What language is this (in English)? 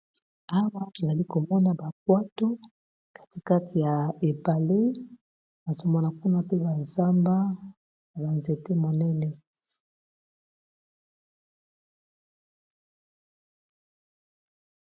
Lingala